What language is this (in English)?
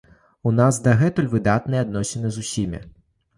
Belarusian